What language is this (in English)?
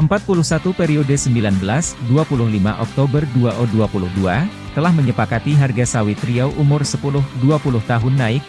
Indonesian